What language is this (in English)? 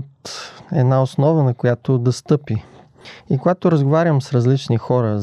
Bulgarian